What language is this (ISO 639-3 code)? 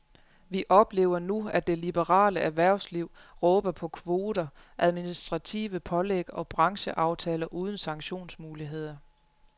dan